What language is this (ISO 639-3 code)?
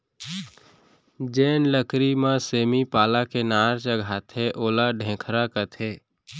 hne